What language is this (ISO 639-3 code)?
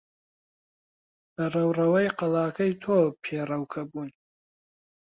ckb